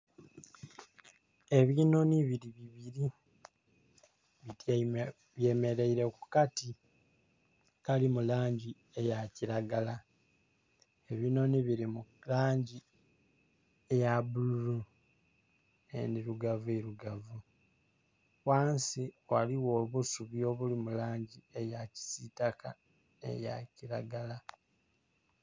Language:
Soga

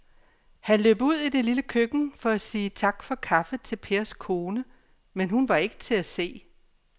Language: Danish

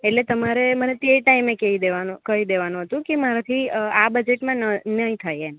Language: Gujarati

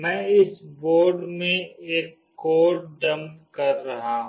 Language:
Hindi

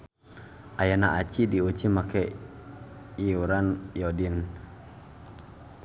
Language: Sundanese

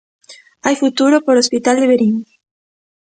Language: Galician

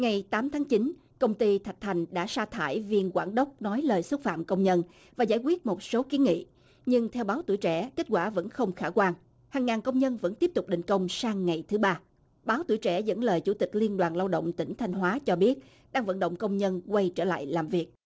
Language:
Vietnamese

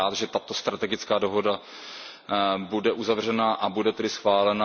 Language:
Czech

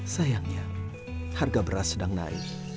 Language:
Indonesian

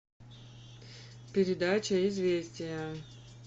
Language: Russian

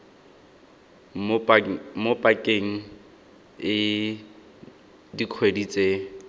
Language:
Tswana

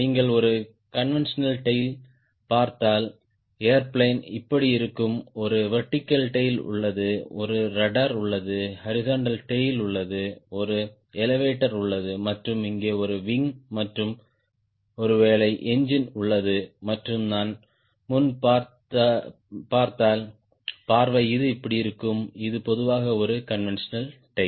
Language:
Tamil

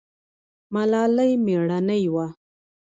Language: Pashto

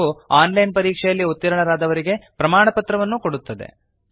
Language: Kannada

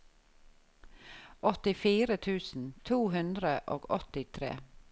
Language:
Norwegian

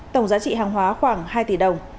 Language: Vietnamese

